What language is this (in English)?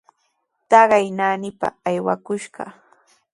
Sihuas Ancash Quechua